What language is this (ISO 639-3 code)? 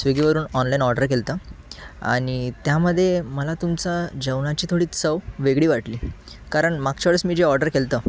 mar